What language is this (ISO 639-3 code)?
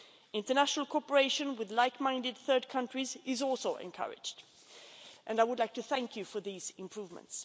eng